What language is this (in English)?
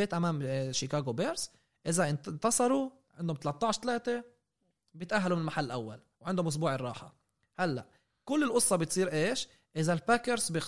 Arabic